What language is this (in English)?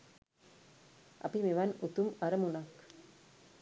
Sinhala